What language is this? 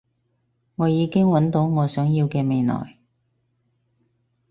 Cantonese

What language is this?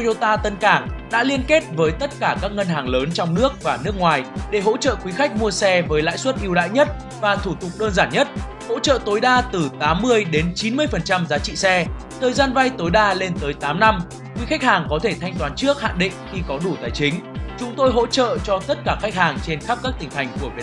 Vietnamese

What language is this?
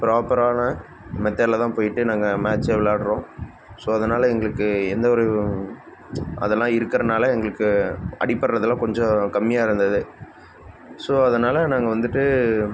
Tamil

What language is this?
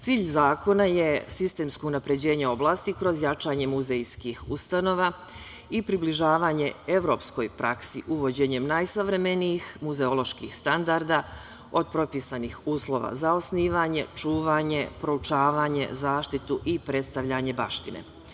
Serbian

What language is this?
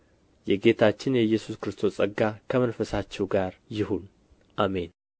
Amharic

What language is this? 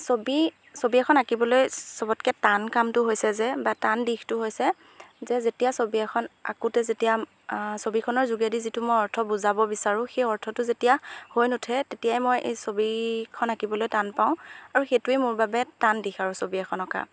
Assamese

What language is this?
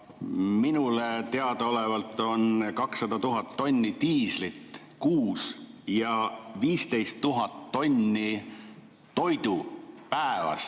Estonian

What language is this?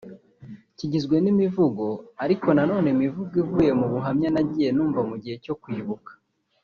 Kinyarwanda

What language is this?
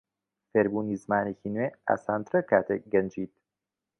Central Kurdish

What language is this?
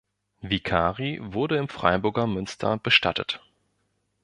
German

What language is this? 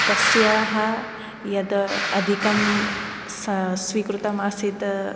Sanskrit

